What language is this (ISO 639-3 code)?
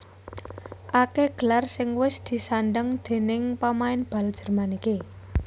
jav